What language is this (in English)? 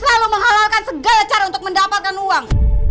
Indonesian